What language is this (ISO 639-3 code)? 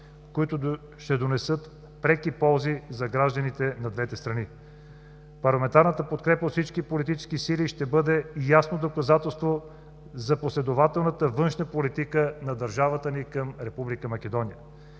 bul